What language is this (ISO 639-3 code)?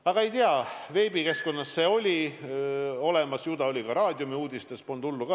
est